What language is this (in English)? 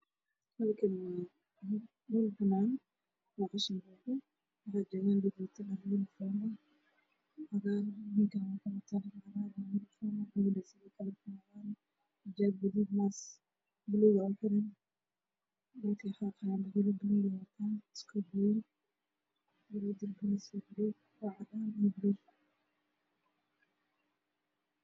Somali